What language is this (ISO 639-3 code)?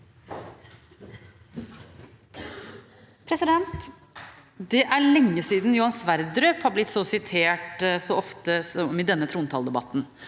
nor